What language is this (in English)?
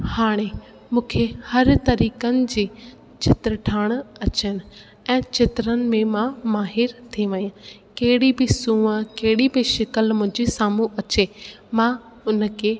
Sindhi